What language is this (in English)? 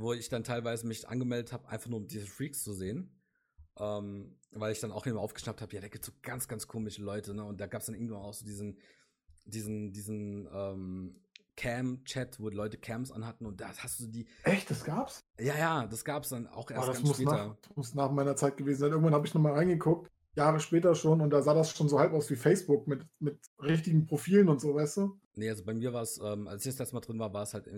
German